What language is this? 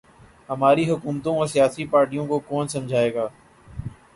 Urdu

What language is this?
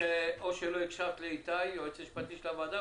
Hebrew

